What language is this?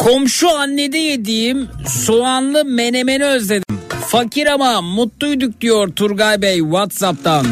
Turkish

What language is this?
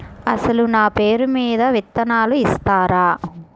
Telugu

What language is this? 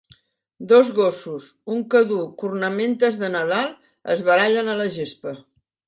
Catalan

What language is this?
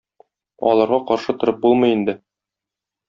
Tatar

